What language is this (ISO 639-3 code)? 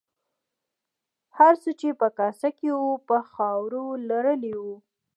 pus